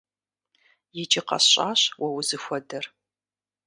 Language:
Kabardian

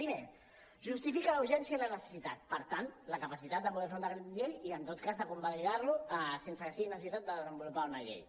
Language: Catalan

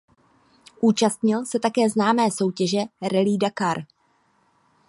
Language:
Czech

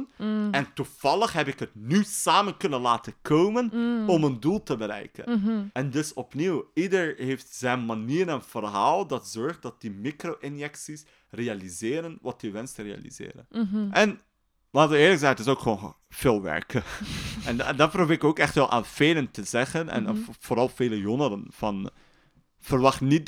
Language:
Dutch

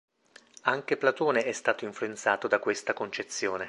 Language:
Italian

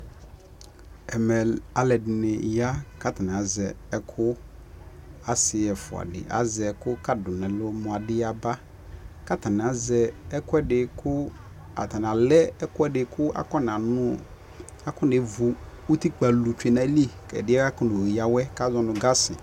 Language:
Ikposo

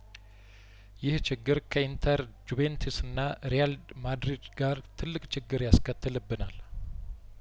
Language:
Amharic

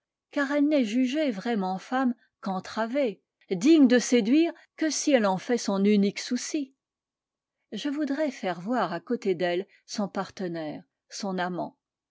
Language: French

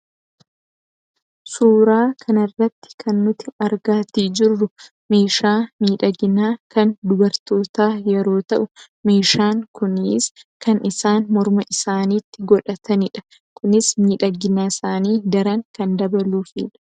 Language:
Oromo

